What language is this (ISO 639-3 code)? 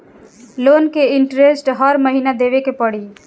bho